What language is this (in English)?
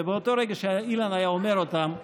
Hebrew